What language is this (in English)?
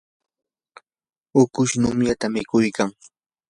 Yanahuanca Pasco Quechua